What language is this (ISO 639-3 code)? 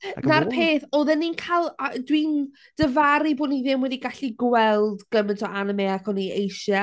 cym